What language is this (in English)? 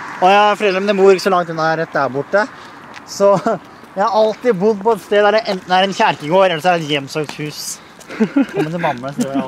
Norwegian